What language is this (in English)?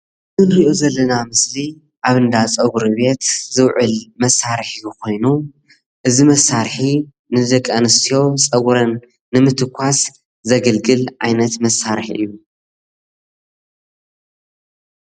Tigrinya